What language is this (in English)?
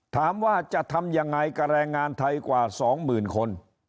Thai